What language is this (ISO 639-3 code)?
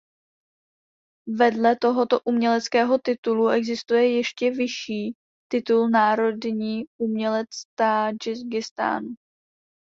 ces